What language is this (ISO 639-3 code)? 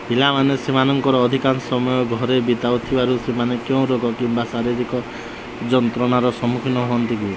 ori